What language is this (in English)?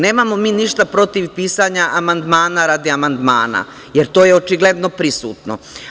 Serbian